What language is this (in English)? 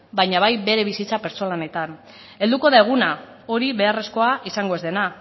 Basque